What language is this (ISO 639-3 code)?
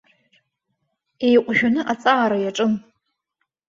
abk